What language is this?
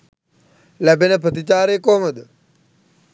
Sinhala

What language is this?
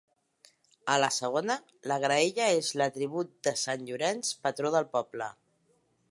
Catalan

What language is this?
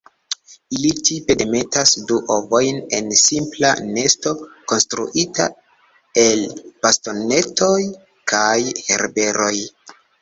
Esperanto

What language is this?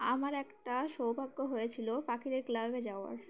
Bangla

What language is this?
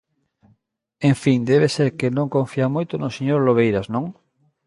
Galician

